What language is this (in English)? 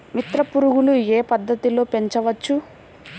Telugu